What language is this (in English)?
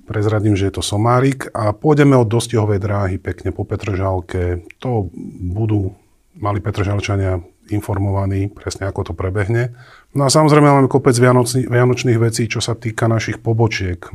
Slovak